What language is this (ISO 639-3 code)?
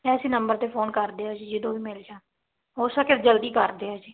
pan